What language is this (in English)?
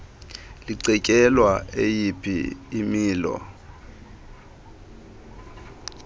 Xhosa